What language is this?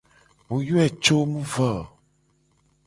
Gen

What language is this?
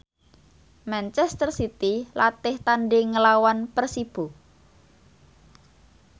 Javanese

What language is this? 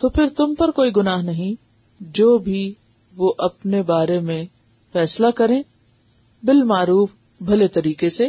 Urdu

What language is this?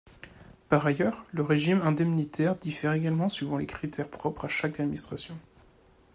French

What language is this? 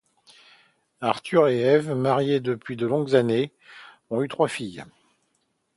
French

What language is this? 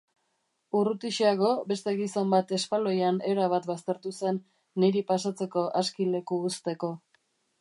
Basque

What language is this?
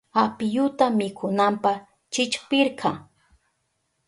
Southern Pastaza Quechua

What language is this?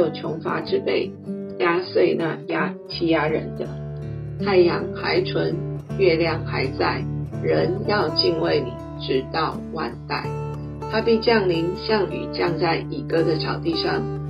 Chinese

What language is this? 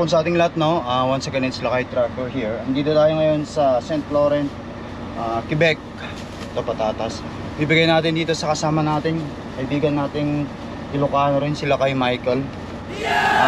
Filipino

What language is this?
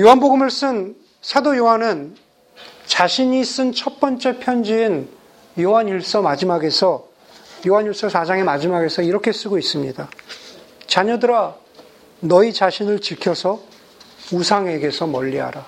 Korean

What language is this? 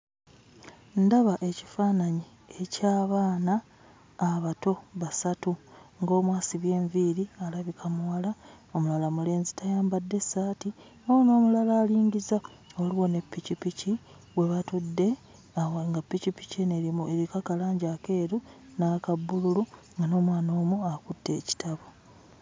Ganda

